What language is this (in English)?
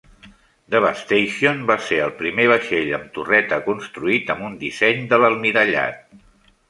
Catalan